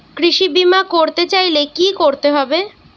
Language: Bangla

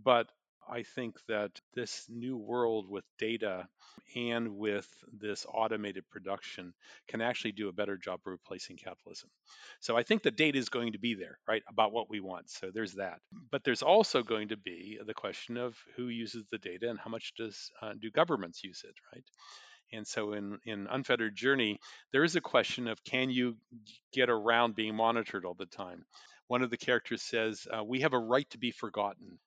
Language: English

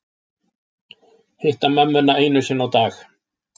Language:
Icelandic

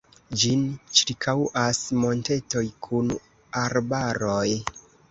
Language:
Esperanto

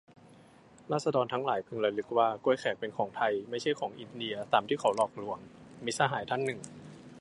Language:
Thai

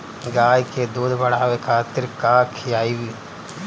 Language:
Bhojpuri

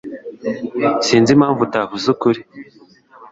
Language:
Kinyarwanda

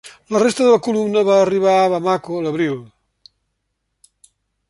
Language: Catalan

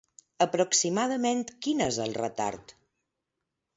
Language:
Catalan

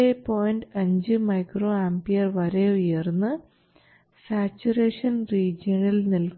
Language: Malayalam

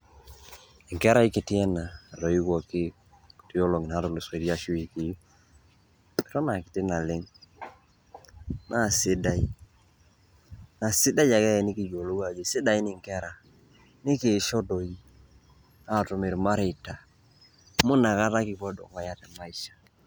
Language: Masai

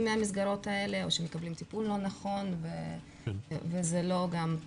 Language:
Hebrew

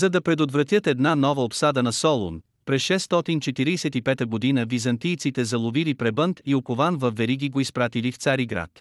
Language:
Bulgarian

